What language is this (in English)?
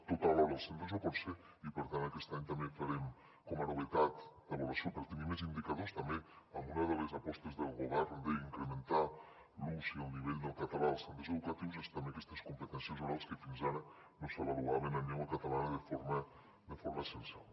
Catalan